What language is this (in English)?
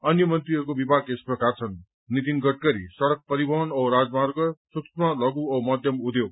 Nepali